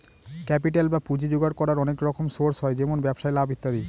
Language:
Bangla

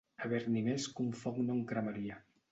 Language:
Catalan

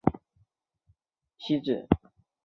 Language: Chinese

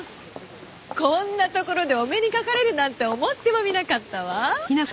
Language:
Japanese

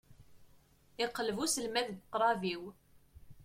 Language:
Kabyle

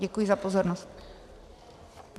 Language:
Czech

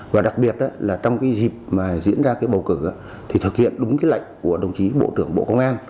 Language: Vietnamese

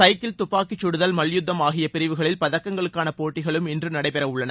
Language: Tamil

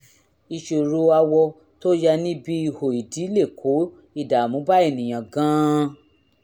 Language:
Yoruba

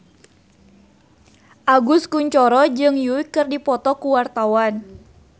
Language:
Sundanese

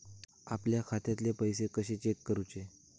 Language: Marathi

